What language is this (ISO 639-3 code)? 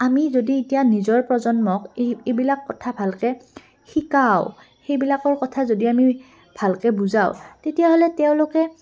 asm